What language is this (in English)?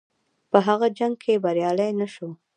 Pashto